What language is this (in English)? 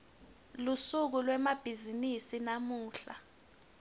Swati